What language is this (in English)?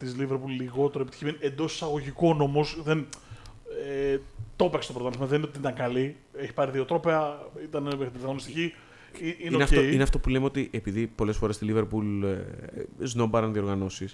Greek